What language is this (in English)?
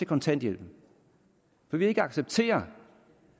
Danish